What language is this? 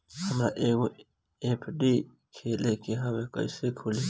Bhojpuri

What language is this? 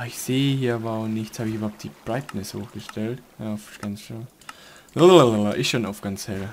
German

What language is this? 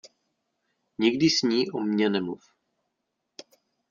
Czech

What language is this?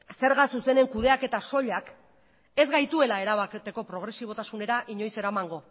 Basque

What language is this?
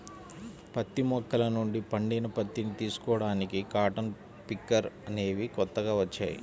Telugu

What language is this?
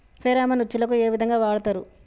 Telugu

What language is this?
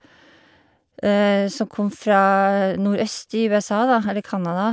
Norwegian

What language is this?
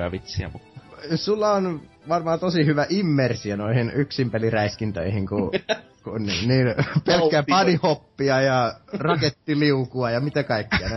Finnish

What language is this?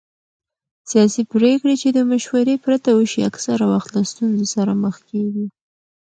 Pashto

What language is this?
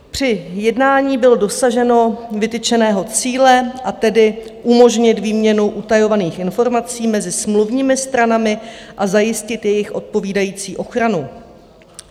Czech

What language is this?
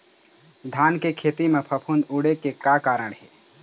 Chhattisgarhi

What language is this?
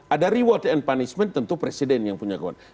Indonesian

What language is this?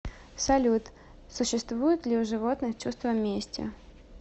Russian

